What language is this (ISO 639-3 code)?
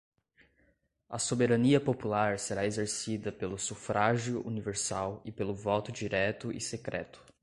por